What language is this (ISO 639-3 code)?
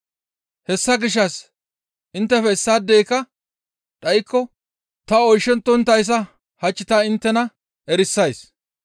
gmv